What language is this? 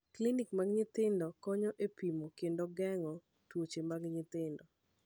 Luo (Kenya and Tanzania)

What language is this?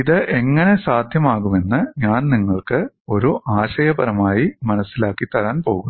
Malayalam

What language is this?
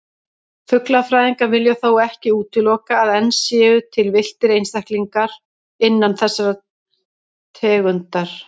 Icelandic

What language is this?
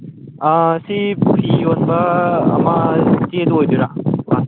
Manipuri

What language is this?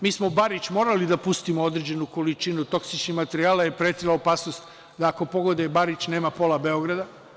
Serbian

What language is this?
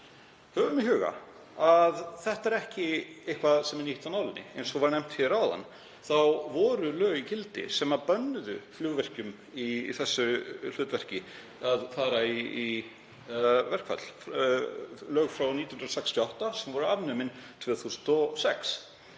Icelandic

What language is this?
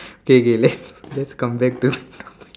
English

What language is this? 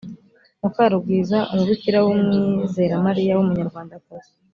Kinyarwanda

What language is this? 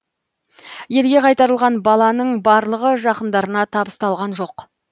Kazakh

